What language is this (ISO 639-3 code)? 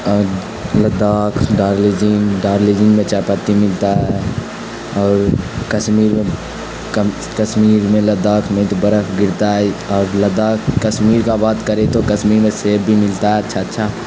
urd